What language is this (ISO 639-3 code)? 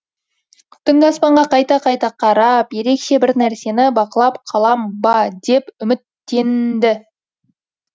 kaz